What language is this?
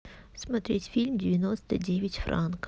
Russian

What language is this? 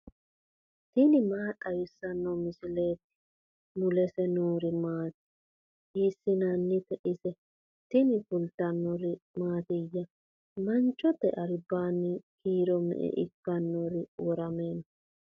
Sidamo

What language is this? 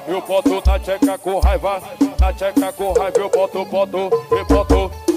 Portuguese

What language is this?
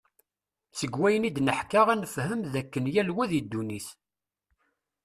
Kabyle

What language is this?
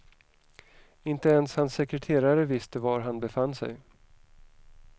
Swedish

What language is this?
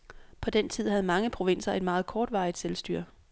Danish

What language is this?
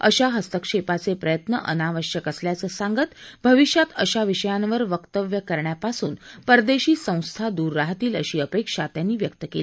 Marathi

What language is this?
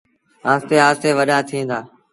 Sindhi Bhil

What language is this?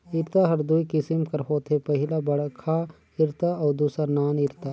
Chhattisgarhi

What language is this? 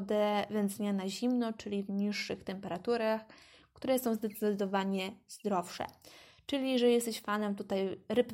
Polish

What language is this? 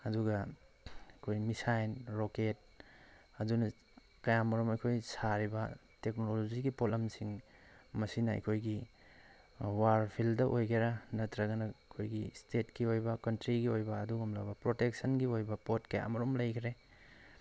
Manipuri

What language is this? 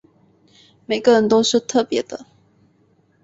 Chinese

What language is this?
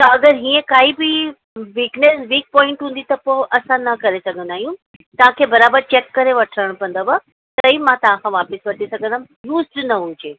Sindhi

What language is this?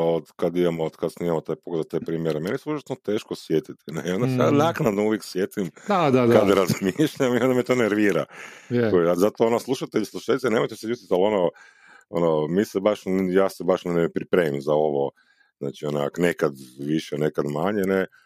Croatian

